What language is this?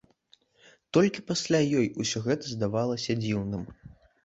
Belarusian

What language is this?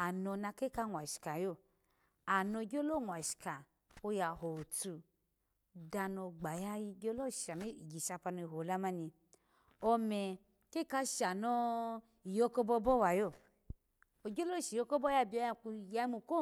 Alago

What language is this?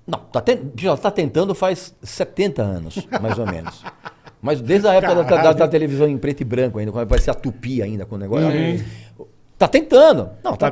Portuguese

